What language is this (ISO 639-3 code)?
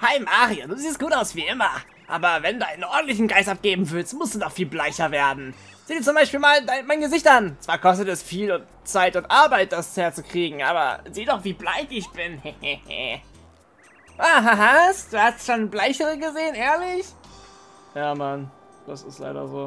deu